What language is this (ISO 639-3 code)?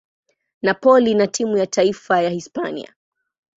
swa